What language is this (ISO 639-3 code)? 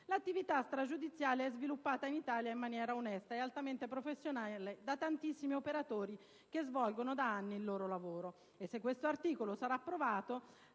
ita